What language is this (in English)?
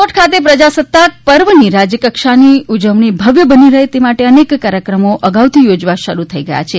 Gujarati